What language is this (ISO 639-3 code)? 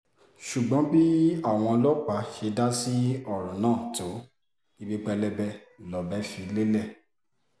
yor